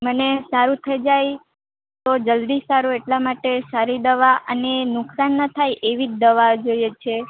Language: Gujarati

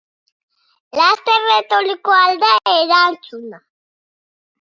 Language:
Basque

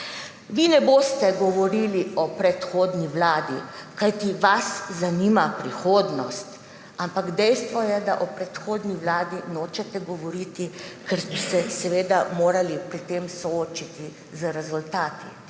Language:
Slovenian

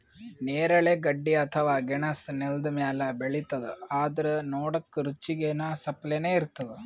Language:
Kannada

